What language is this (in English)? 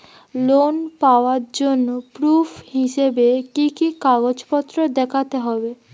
Bangla